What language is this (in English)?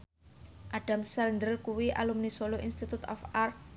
Javanese